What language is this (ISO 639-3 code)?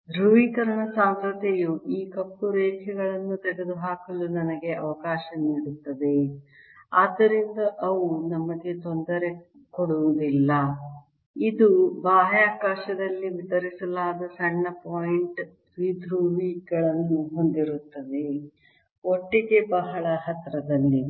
kan